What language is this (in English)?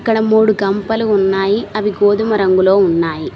Telugu